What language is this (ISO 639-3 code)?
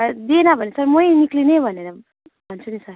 nep